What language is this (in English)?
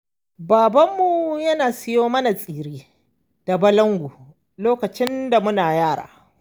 Hausa